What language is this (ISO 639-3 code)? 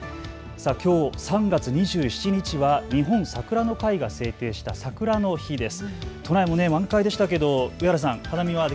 jpn